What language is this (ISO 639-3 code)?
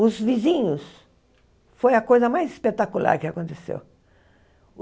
por